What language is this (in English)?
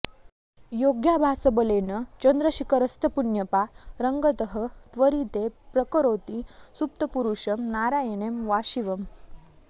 Sanskrit